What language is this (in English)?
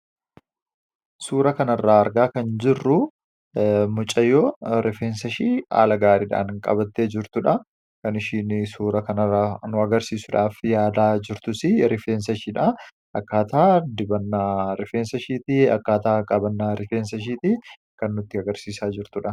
Oromo